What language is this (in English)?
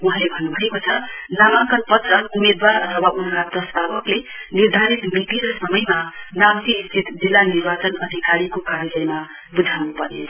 Nepali